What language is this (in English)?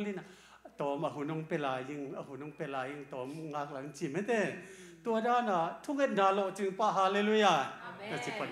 Thai